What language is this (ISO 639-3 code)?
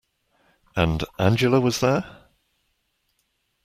eng